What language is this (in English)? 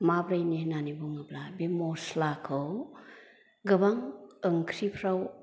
Bodo